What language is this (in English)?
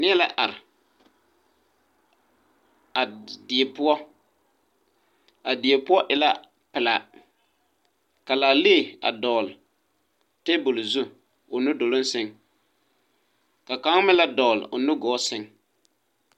Southern Dagaare